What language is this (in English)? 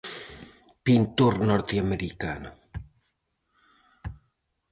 Galician